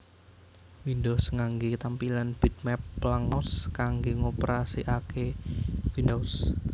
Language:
Javanese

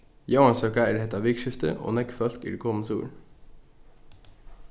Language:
Faroese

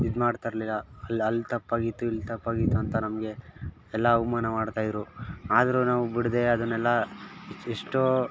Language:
Kannada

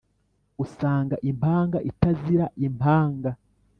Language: Kinyarwanda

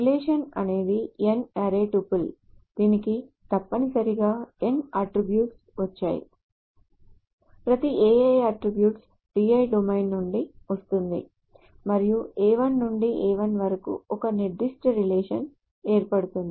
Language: Telugu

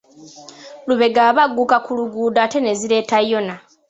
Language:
Ganda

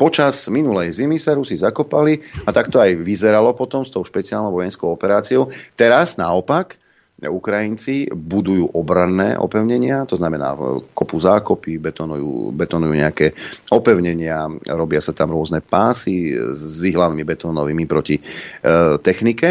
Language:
Slovak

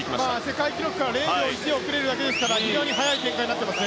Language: Japanese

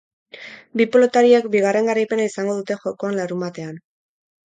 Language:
Basque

